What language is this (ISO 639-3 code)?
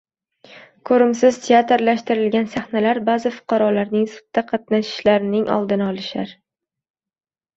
uzb